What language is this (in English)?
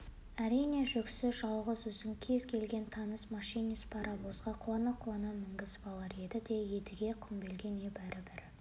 Kazakh